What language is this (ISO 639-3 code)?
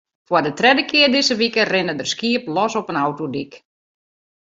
fry